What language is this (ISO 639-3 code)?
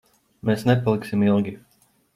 lav